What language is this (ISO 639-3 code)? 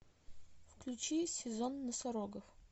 rus